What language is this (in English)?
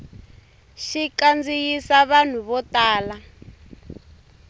Tsonga